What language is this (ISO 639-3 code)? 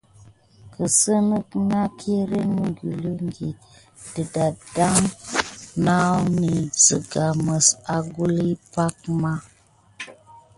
gid